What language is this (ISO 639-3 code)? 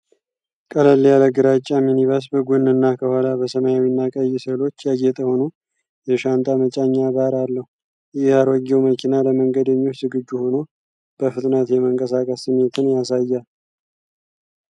amh